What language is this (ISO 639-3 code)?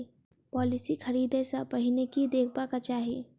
mai